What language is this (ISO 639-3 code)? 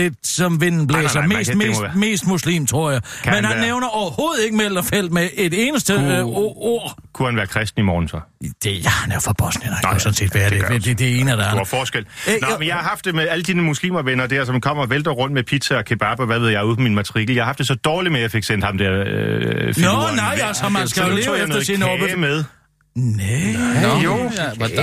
dan